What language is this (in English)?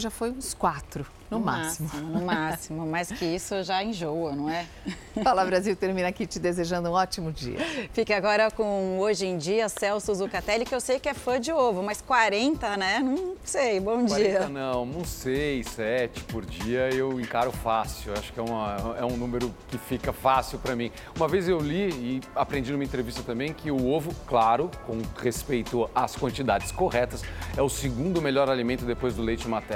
Portuguese